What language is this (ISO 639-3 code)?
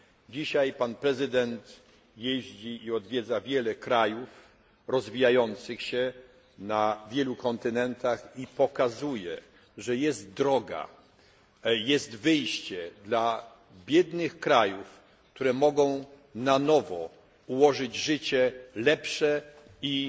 pol